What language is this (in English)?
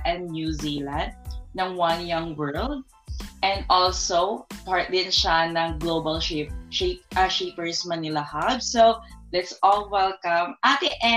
Filipino